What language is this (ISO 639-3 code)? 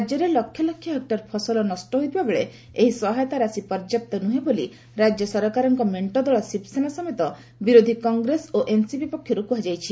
ori